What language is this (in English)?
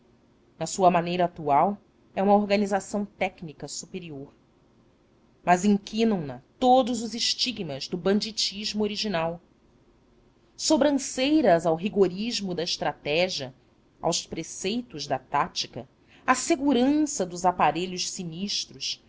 Portuguese